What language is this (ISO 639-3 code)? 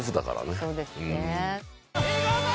jpn